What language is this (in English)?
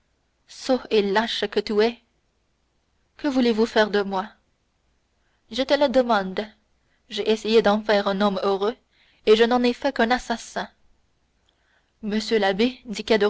French